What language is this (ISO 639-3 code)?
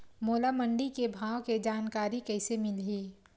hne